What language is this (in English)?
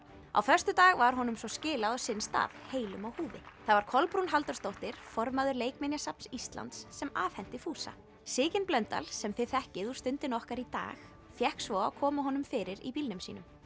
Icelandic